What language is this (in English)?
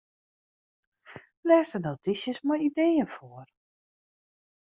Western Frisian